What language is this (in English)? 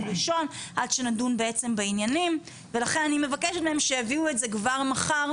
Hebrew